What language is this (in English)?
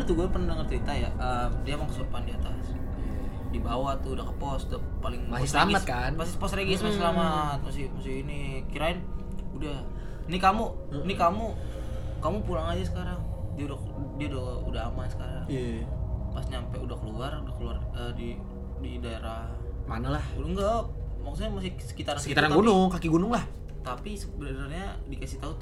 Indonesian